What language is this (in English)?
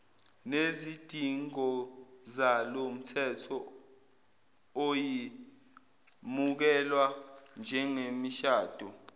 Zulu